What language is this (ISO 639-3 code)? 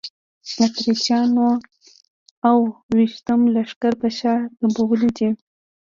pus